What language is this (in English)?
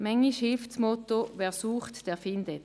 Swiss German